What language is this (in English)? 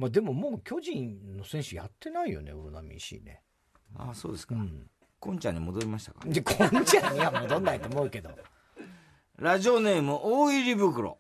Japanese